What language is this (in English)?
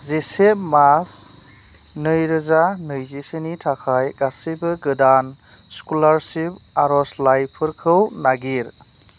Bodo